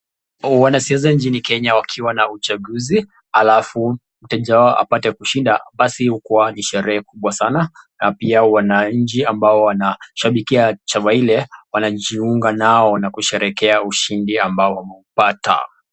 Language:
Swahili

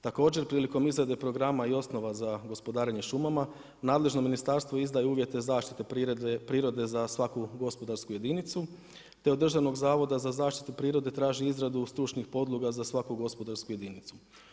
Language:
Croatian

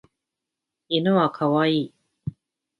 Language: Japanese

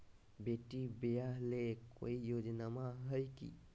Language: Magahi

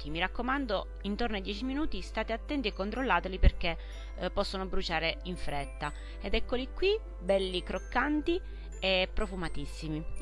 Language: Italian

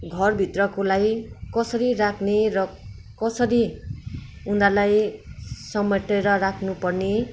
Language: Nepali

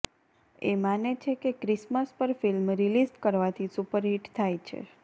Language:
Gujarati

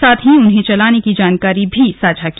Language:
Hindi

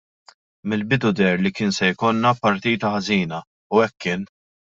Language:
Maltese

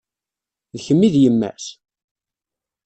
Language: Kabyle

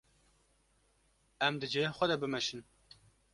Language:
Kurdish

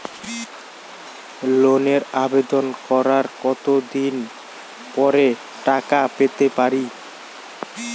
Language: Bangla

